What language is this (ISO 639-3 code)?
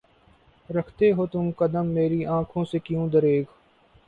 urd